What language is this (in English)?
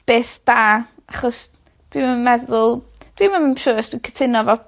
Welsh